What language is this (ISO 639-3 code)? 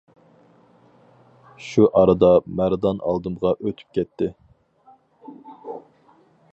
uig